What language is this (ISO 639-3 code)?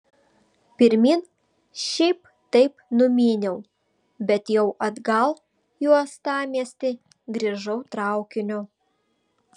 lit